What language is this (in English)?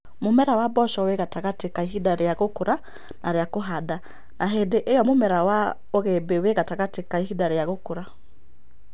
Kikuyu